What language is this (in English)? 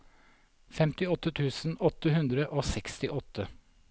Norwegian